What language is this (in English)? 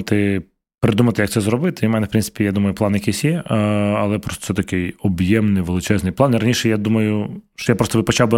Ukrainian